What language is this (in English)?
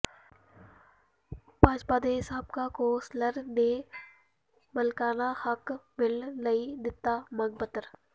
Punjabi